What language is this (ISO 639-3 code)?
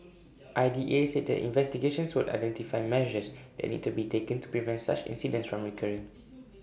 eng